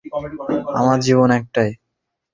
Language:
Bangla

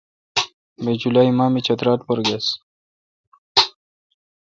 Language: Kalkoti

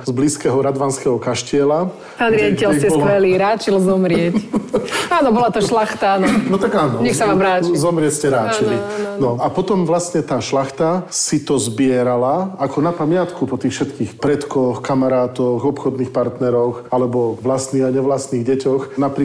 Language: Slovak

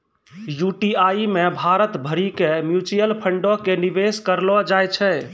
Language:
Maithili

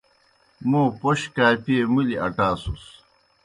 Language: Kohistani Shina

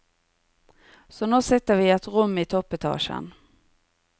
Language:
Norwegian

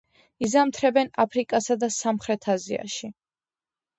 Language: Georgian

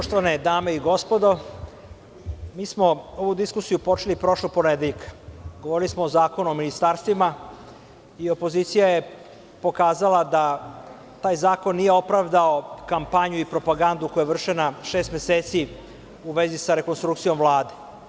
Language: Serbian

